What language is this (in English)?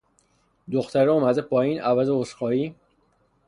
Persian